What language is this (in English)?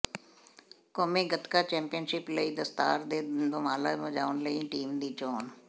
Punjabi